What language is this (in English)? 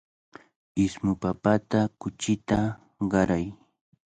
Cajatambo North Lima Quechua